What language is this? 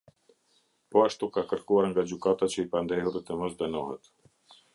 Albanian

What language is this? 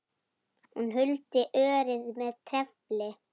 Icelandic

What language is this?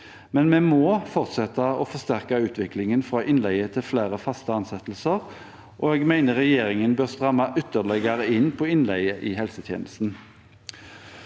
Norwegian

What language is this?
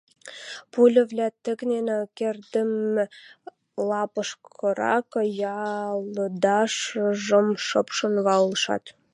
Western Mari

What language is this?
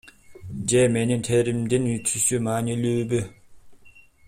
Kyrgyz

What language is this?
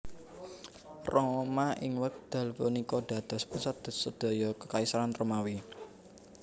Javanese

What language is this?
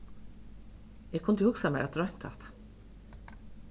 Faroese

